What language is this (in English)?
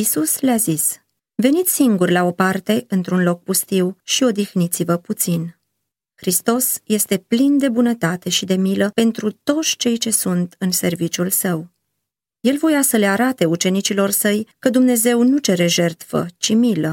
Romanian